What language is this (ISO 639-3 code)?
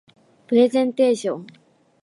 jpn